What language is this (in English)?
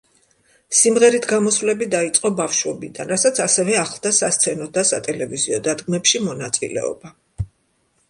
Georgian